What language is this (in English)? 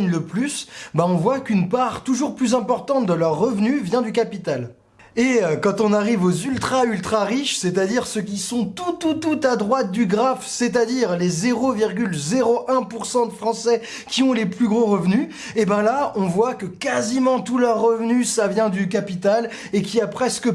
French